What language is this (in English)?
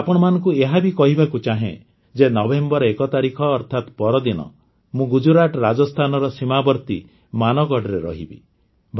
Odia